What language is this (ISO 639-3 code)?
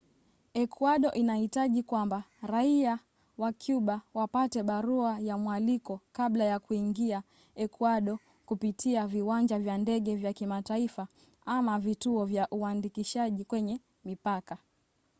swa